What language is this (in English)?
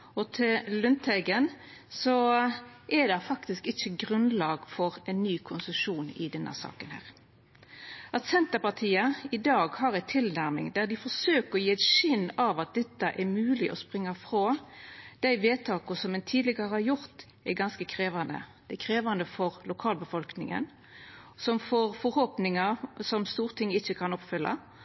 Norwegian Nynorsk